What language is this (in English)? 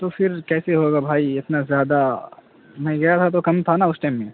Urdu